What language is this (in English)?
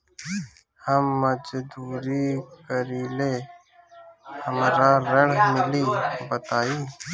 Bhojpuri